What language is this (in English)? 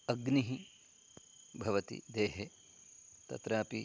Sanskrit